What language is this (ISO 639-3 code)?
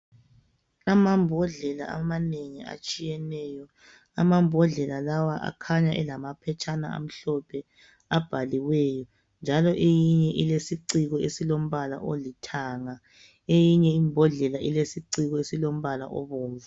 nde